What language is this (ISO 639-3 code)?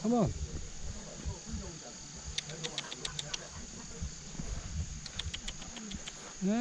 kor